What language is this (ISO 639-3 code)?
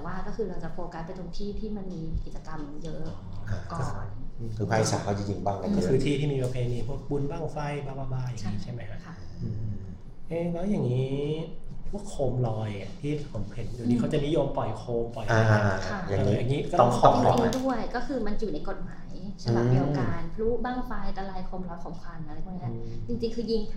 tha